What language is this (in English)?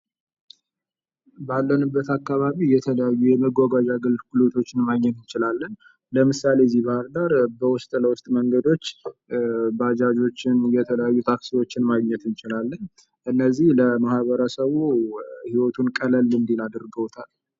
Amharic